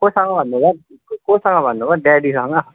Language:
Nepali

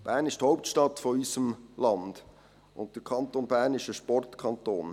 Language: Swiss German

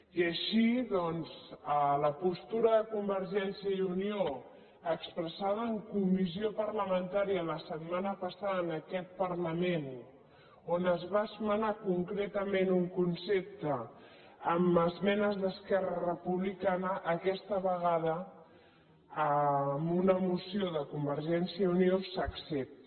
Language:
Catalan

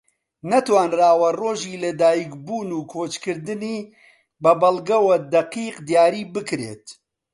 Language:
Central Kurdish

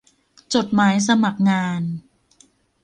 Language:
Thai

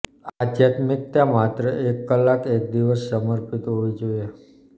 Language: Gujarati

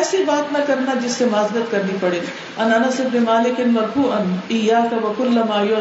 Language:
Urdu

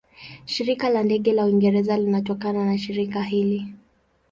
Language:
Swahili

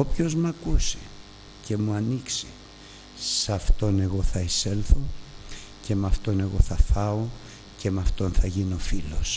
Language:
Greek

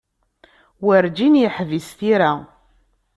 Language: Kabyle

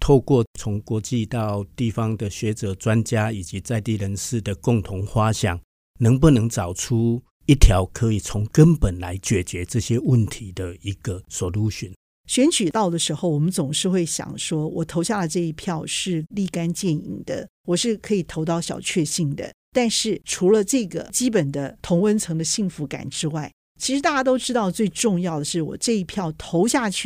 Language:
Chinese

